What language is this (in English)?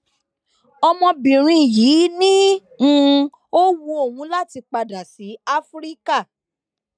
Yoruba